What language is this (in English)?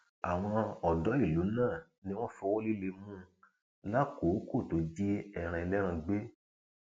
Yoruba